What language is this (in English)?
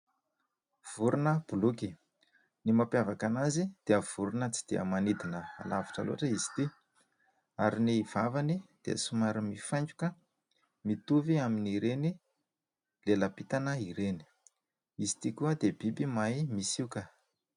Malagasy